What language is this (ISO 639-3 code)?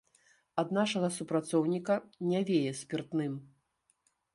bel